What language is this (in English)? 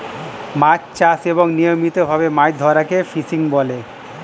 Bangla